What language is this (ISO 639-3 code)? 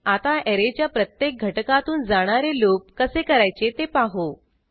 mar